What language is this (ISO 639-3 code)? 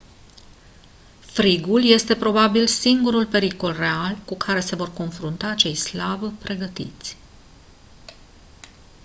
ron